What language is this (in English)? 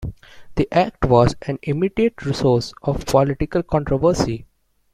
English